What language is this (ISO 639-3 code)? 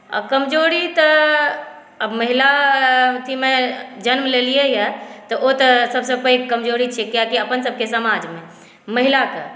mai